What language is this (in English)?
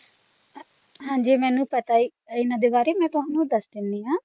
Punjabi